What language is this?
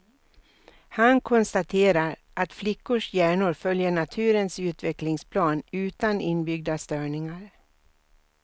Swedish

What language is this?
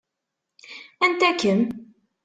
Kabyle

